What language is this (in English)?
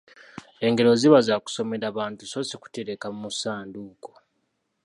Ganda